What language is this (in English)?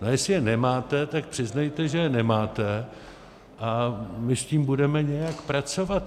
Czech